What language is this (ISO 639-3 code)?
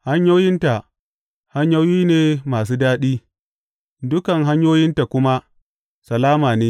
hau